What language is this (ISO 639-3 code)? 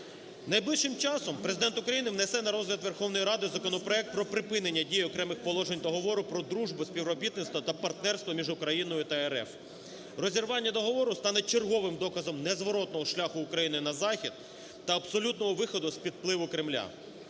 ukr